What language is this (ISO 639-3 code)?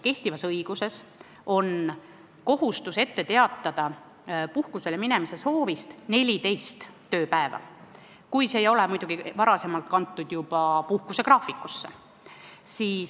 est